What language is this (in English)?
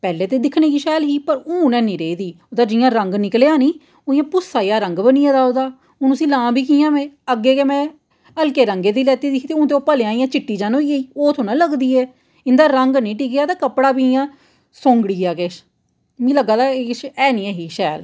Dogri